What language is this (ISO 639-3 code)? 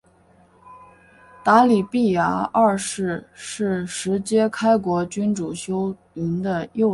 zho